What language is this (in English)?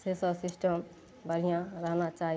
Maithili